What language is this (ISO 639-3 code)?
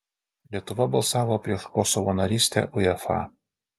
lit